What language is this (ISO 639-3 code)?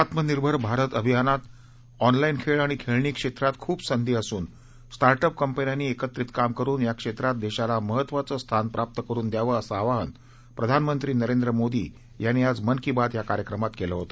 mar